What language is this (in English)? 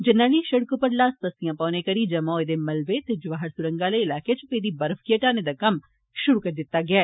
Dogri